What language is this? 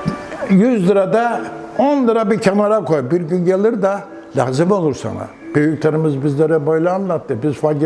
Turkish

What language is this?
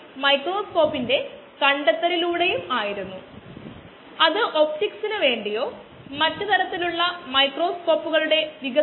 Malayalam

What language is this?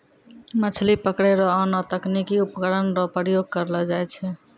Maithili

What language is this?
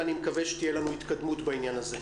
Hebrew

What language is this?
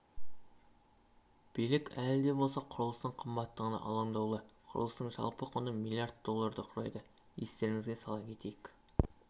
Kazakh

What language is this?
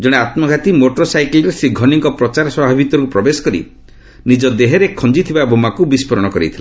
Odia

